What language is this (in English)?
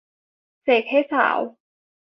Thai